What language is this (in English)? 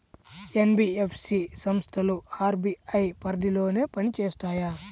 Telugu